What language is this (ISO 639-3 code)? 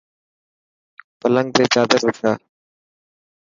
mki